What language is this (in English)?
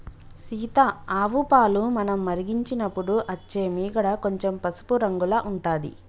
Telugu